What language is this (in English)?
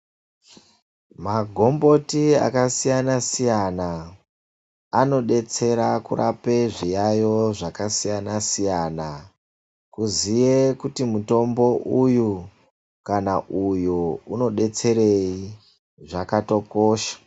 Ndau